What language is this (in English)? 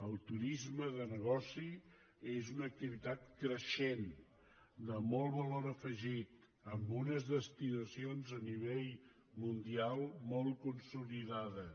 Catalan